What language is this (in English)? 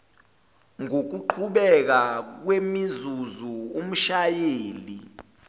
Zulu